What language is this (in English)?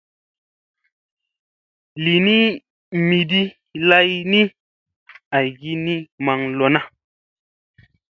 Musey